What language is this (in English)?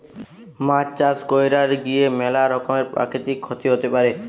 Bangla